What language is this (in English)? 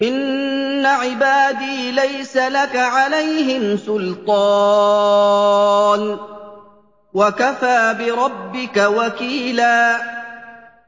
Arabic